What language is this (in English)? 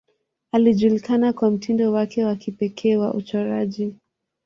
Swahili